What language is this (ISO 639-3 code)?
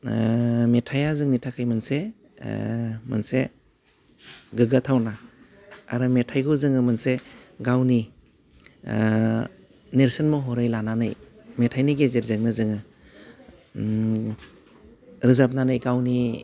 brx